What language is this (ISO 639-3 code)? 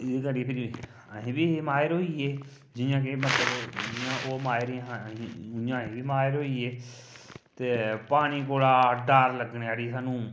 doi